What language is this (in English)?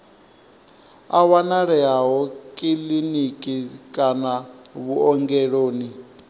Venda